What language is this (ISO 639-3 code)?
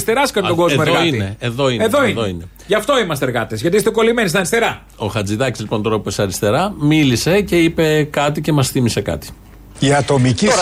ell